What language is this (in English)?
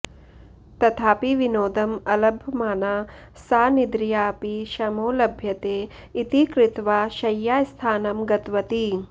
Sanskrit